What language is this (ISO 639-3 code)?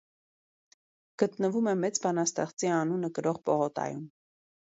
hye